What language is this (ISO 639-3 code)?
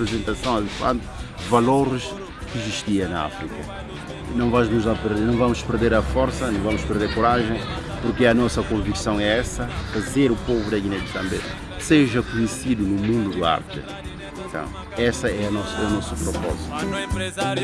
por